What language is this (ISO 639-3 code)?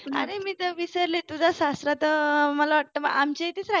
mar